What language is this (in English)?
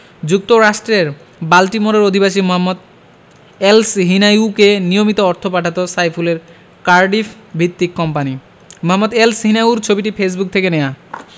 Bangla